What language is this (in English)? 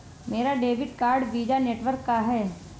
Hindi